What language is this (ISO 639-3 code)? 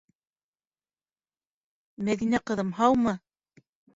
bak